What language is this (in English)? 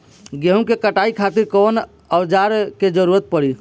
Bhojpuri